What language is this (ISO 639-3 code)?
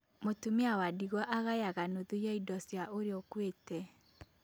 kik